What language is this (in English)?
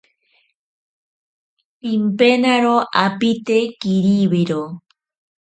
Ashéninka Perené